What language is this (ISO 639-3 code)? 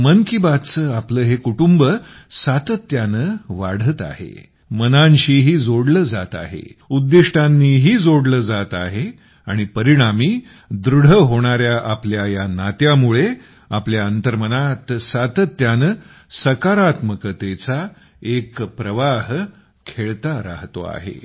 mar